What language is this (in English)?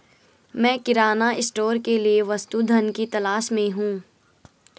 Hindi